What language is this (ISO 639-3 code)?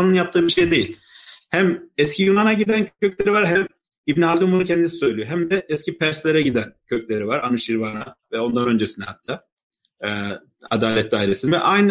tur